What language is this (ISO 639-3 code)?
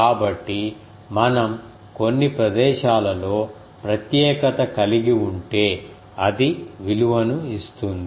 tel